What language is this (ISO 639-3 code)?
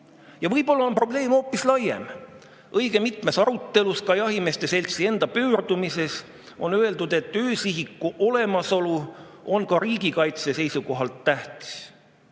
est